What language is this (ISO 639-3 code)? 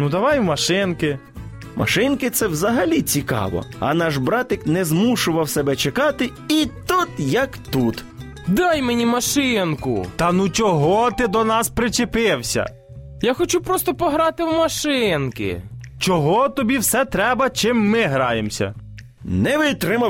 ukr